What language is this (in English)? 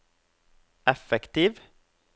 Norwegian